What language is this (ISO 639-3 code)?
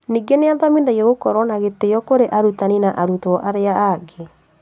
kik